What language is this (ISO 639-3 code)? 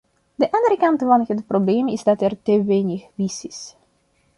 nld